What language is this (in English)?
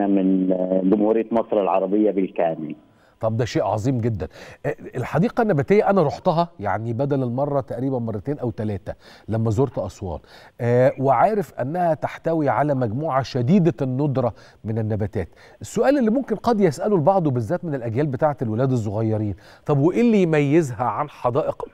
Arabic